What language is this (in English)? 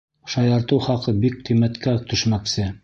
Bashkir